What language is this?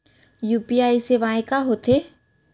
Chhattisgarhi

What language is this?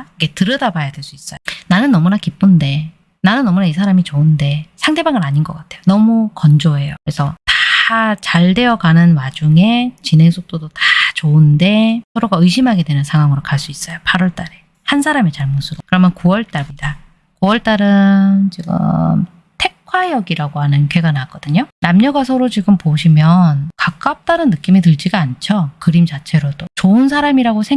Korean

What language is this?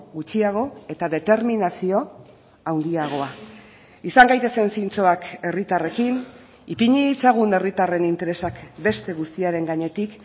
Basque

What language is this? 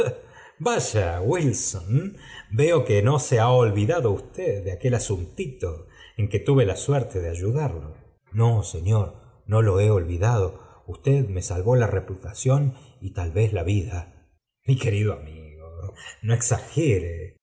Spanish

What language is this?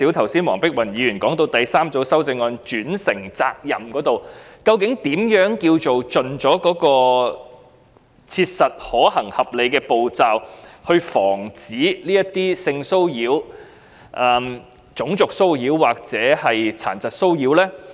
Cantonese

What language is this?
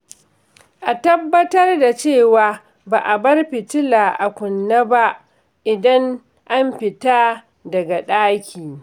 Hausa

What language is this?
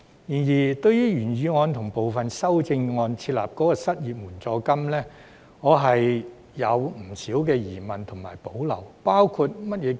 Cantonese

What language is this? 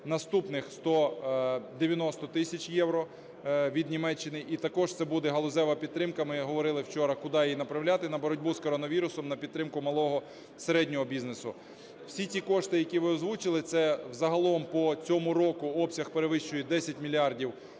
Ukrainian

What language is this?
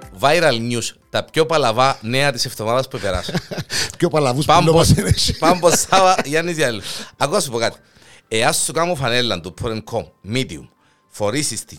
Greek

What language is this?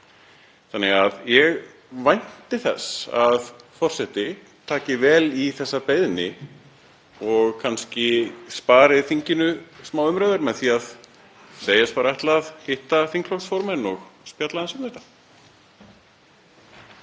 Icelandic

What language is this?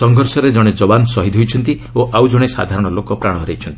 Odia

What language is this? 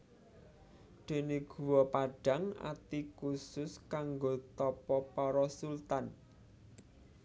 Javanese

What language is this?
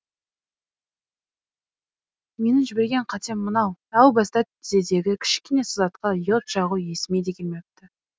Kazakh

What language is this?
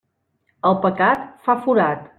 Catalan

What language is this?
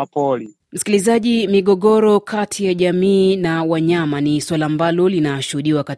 Swahili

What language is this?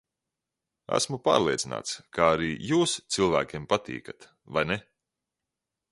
Latvian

